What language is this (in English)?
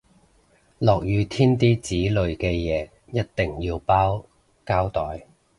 Cantonese